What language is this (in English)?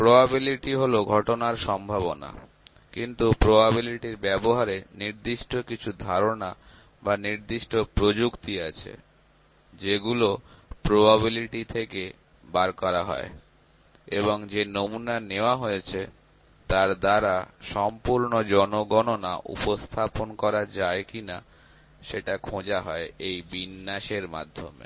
Bangla